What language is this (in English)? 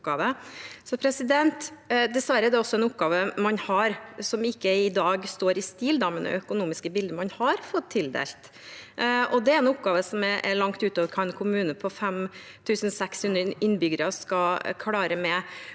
Norwegian